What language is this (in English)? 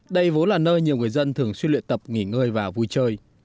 Vietnamese